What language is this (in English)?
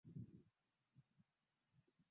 Swahili